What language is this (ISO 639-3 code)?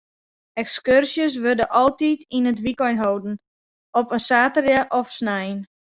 fry